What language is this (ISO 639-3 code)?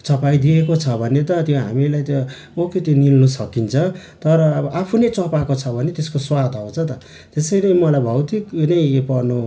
nep